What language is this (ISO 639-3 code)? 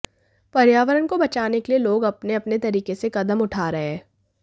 hin